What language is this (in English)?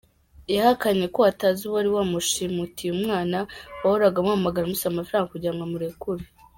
Kinyarwanda